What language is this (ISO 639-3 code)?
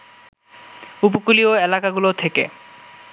ben